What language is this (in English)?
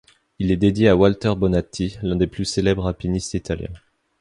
French